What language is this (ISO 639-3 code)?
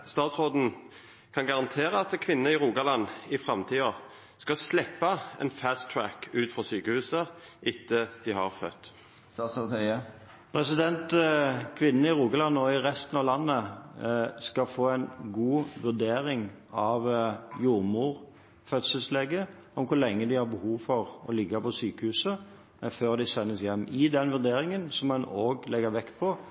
nor